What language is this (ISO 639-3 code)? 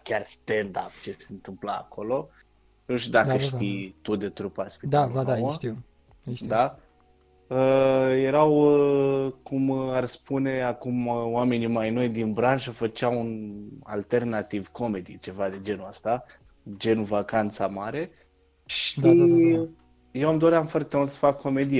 ron